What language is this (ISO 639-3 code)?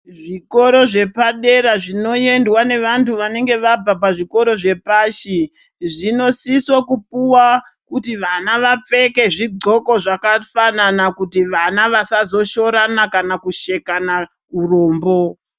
ndc